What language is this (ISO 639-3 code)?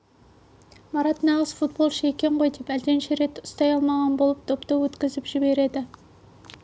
kaz